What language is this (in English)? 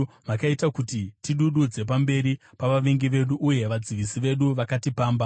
Shona